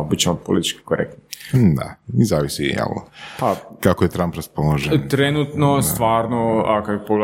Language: Croatian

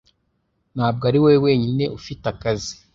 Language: Kinyarwanda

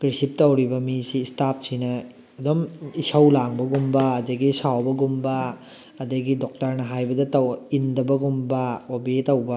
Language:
Manipuri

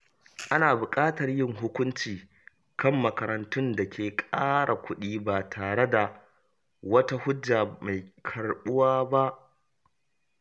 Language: Hausa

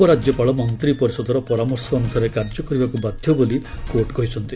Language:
Odia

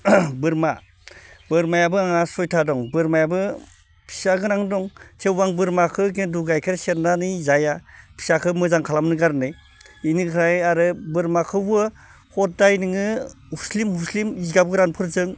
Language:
Bodo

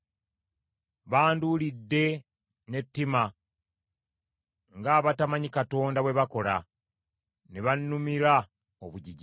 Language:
Ganda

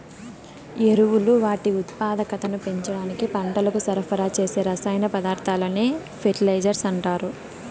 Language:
Telugu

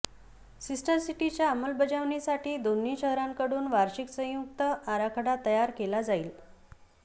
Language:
Marathi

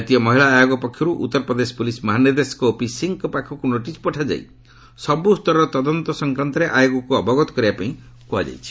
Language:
Odia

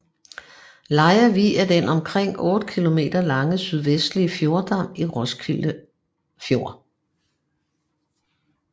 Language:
Danish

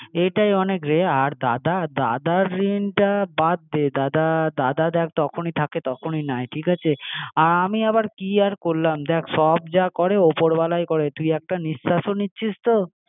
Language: Bangla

